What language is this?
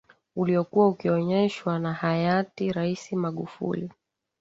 Swahili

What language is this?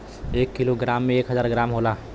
Bhojpuri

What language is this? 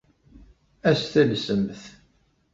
Kabyle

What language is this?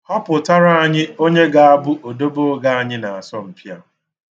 Igbo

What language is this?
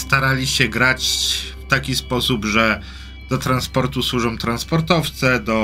Polish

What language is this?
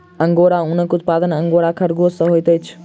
Maithili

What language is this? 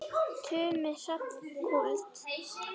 Icelandic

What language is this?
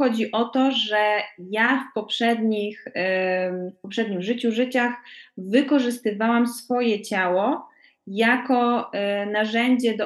Polish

